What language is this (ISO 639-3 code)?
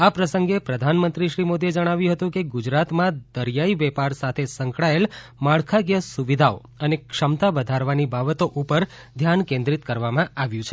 guj